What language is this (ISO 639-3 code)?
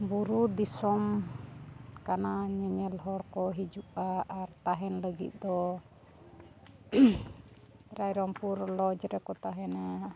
sat